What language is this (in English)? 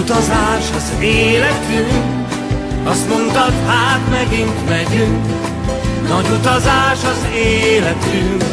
Hungarian